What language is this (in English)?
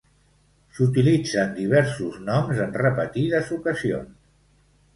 Catalan